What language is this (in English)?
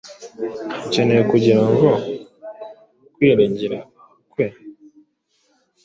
Kinyarwanda